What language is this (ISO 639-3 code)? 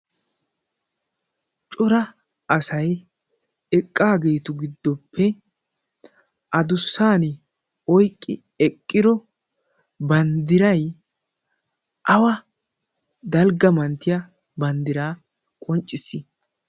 wal